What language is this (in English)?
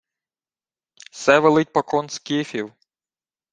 Ukrainian